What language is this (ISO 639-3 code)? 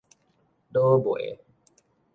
nan